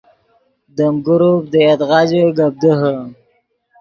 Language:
Yidgha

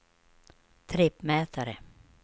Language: Swedish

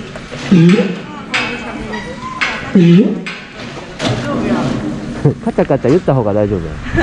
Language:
Japanese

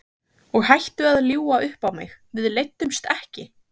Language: Icelandic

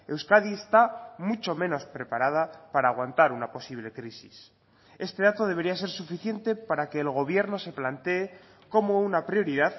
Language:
Spanish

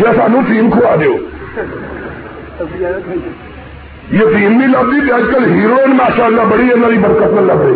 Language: Urdu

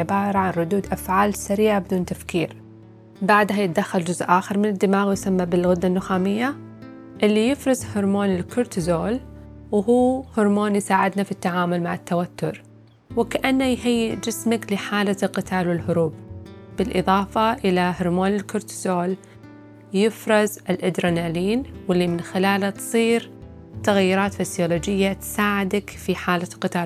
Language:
Arabic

